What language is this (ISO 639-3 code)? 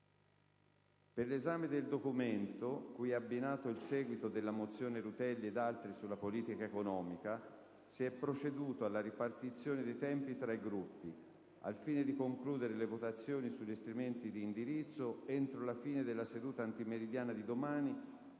ita